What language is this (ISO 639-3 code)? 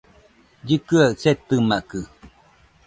hux